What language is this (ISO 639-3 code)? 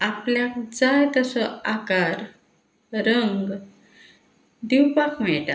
kok